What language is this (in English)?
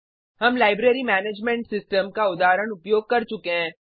Hindi